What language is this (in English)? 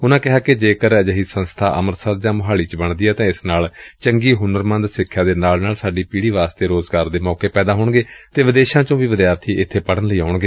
Punjabi